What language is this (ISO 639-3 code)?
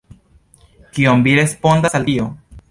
epo